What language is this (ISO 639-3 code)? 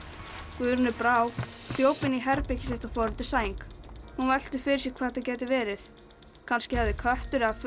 isl